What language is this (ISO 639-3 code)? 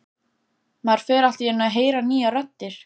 isl